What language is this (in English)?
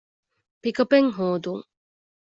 Divehi